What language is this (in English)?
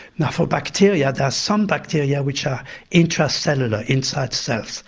English